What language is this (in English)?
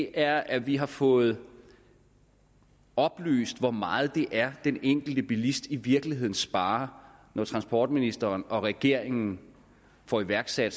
Danish